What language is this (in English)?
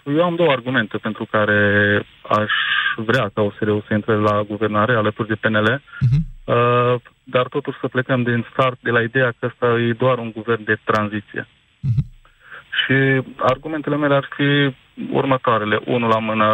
Romanian